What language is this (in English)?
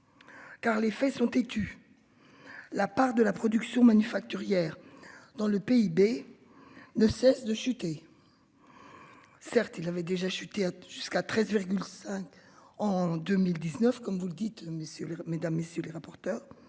French